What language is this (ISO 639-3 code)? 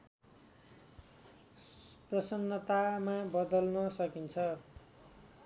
nep